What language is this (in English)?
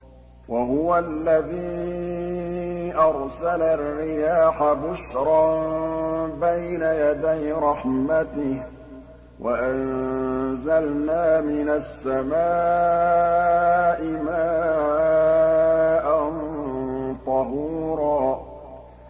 Arabic